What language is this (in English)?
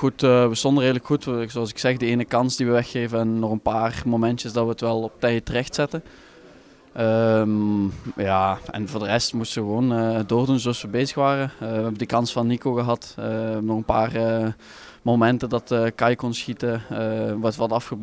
Dutch